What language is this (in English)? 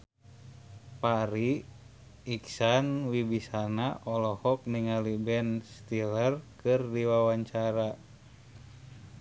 Sundanese